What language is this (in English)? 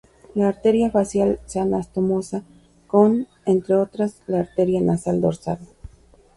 Spanish